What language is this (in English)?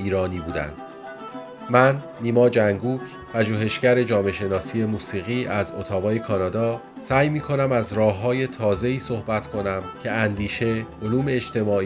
Persian